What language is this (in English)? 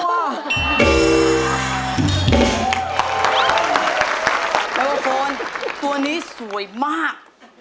Thai